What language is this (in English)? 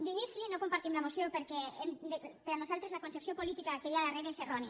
Catalan